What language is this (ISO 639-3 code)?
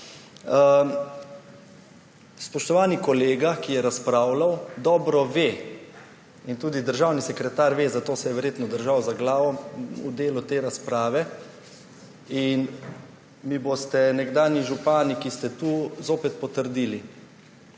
slv